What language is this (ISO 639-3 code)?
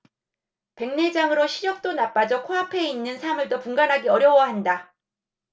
kor